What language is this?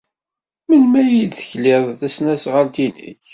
Kabyle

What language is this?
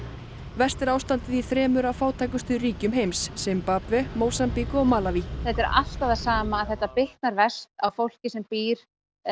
Icelandic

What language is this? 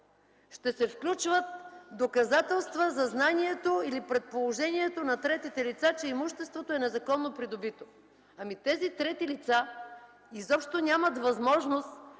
Bulgarian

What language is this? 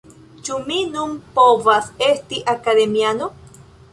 Esperanto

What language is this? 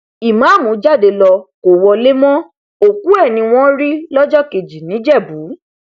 Yoruba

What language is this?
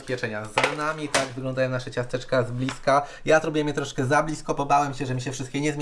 Polish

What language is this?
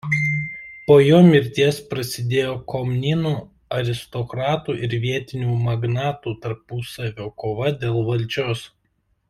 Lithuanian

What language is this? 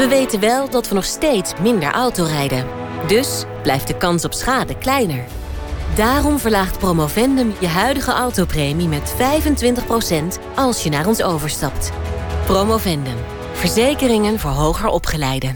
Dutch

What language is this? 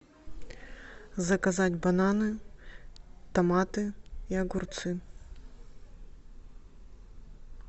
Russian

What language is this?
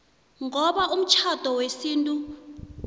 South Ndebele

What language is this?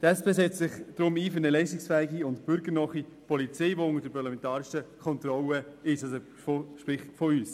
Swiss German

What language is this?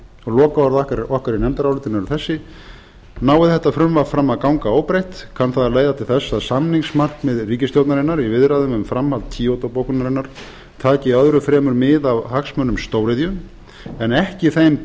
Icelandic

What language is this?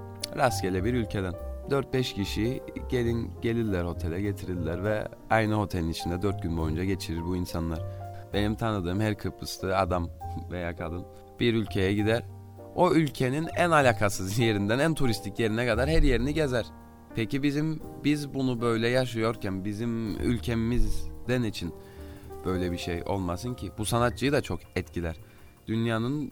Turkish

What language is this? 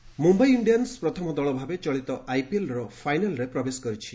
Odia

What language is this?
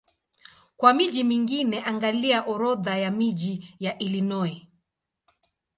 Swahili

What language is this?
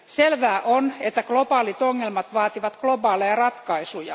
Finnish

